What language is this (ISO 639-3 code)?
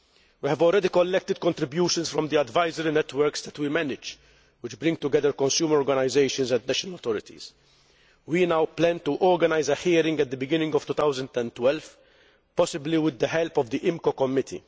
eng